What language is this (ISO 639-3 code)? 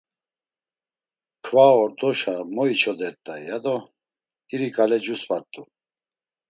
lzz